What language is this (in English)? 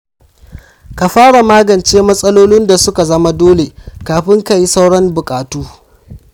Hausa